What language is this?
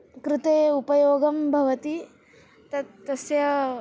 Sanskrit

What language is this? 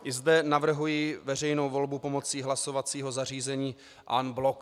Czech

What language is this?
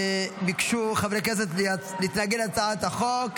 Hebrew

